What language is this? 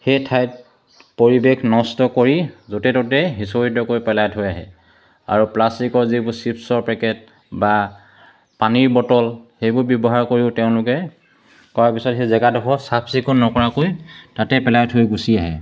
Assamese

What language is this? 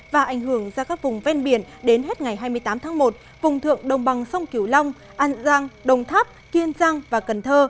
Vietnamese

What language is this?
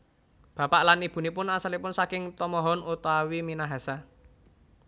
Javanese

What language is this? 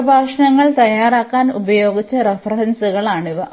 Malayalam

